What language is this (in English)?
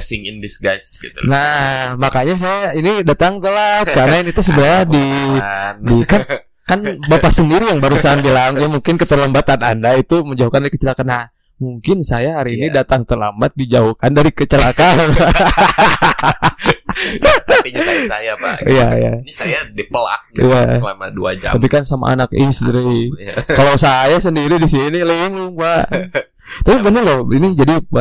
Indonesian